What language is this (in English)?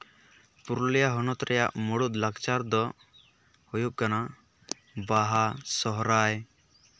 Santali